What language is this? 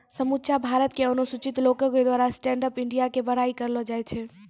Maithili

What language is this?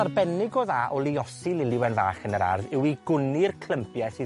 Welsh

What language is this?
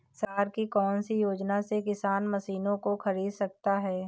Hindi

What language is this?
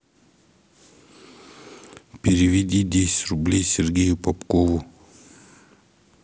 Russian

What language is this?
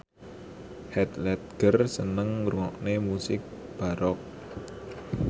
Javanese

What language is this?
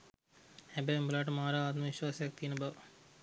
Sinhala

